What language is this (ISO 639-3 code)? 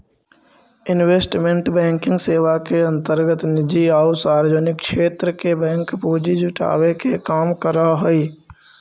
mag